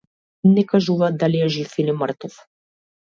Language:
Macedonian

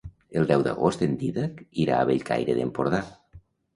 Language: Catalan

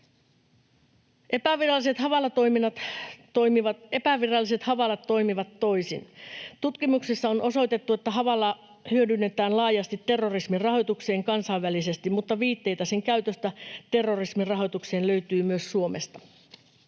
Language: Finnish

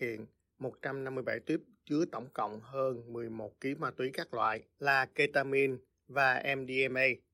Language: Vietnamese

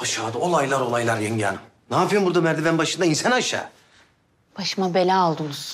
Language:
Turkish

